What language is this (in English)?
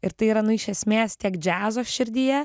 Lithuanian